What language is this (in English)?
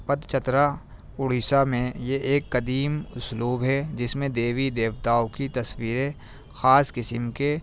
Urdu